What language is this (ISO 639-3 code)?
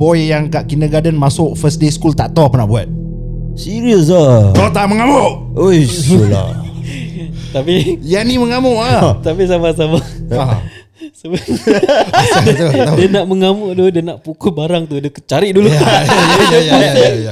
msa